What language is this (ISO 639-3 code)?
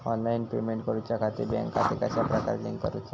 mar